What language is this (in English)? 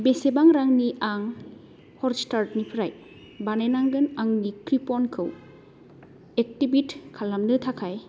Bodo